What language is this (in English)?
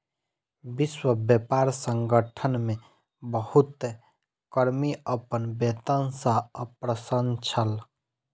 Maithili